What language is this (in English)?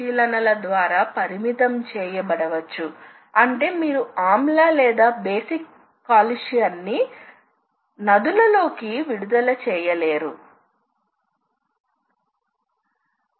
Telugu